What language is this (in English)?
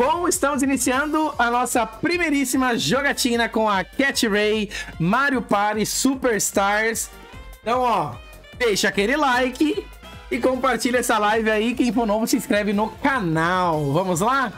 Portuguese